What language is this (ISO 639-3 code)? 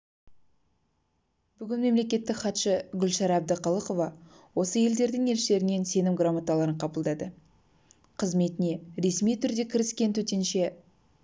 kaz